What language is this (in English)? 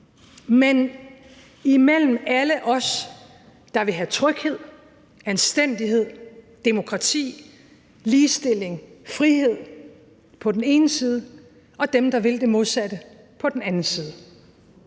Danish